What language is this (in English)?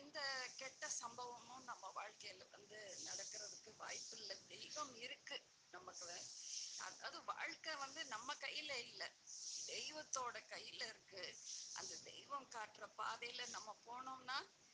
Tamil